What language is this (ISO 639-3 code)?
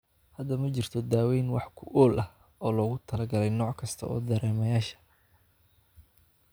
som